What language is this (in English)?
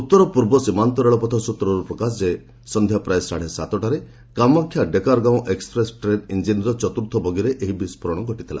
Odia